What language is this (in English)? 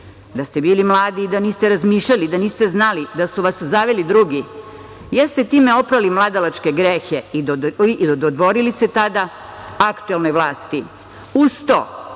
Serbian